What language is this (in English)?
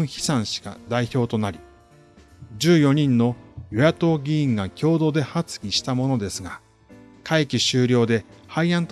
Japanese